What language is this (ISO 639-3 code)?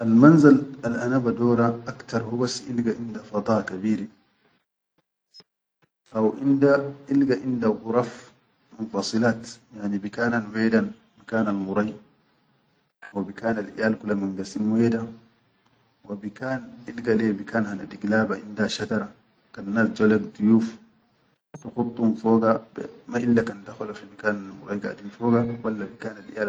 shu